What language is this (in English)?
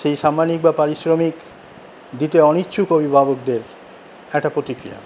Bangla